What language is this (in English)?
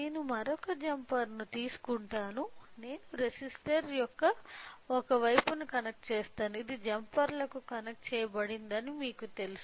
Telugu